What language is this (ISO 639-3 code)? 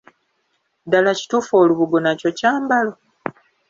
lug